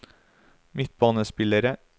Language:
Norwegian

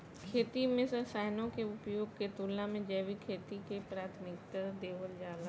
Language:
Bhojpuri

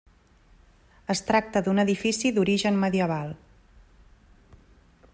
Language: Catalan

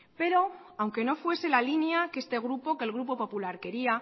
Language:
Spanish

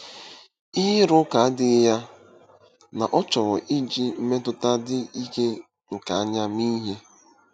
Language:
Igbo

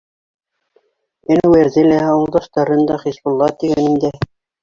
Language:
Bashkir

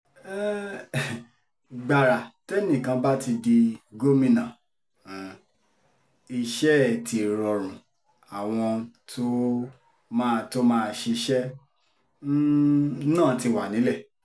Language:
Yoruba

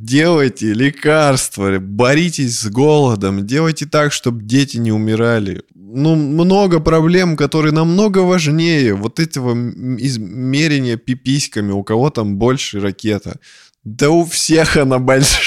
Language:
Russian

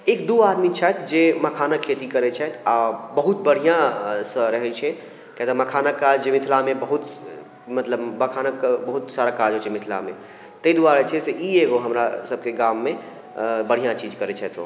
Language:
Maithili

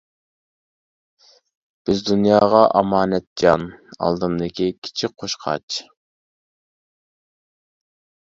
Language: Uyghur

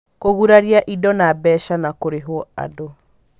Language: Kikuyu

